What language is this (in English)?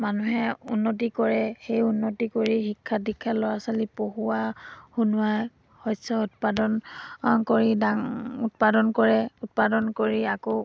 Assamese